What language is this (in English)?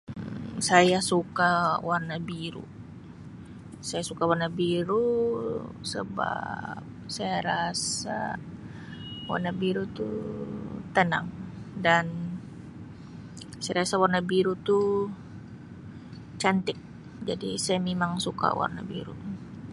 Sabah Malay